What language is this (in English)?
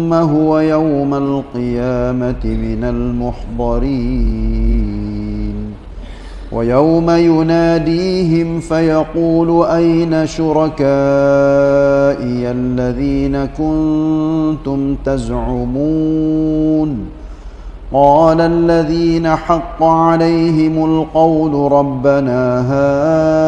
Malay